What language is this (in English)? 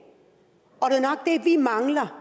Danish